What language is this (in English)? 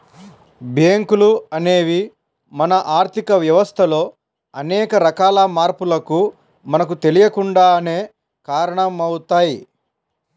Telugu